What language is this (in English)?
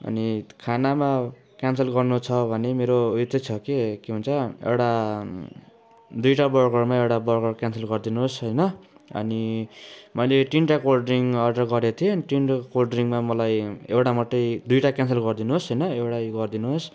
Nepali